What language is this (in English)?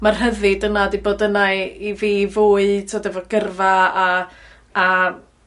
Welsh